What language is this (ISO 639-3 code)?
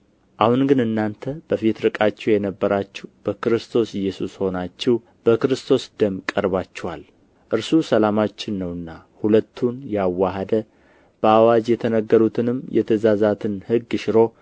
amh